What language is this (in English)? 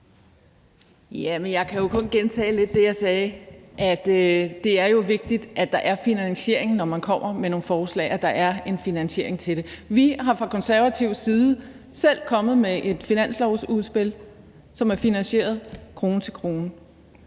Danish